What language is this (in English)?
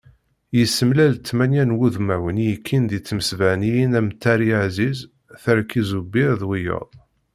Kabyle